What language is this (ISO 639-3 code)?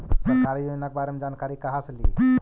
mag